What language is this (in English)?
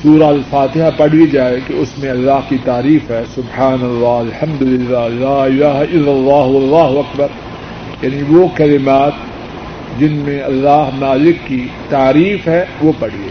Urdu